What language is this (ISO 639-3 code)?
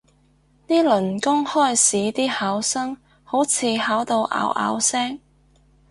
yue